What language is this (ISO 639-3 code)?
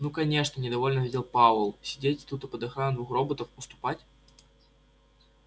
rus